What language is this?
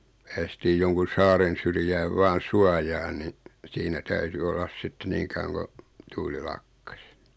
Finnish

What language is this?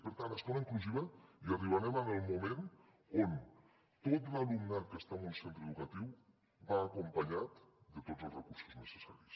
Catalan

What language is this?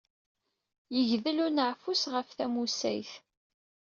Kabyle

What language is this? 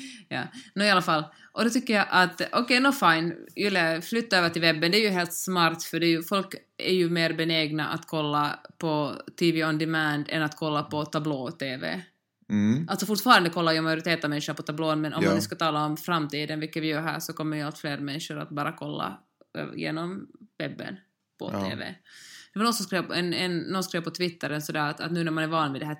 Swedish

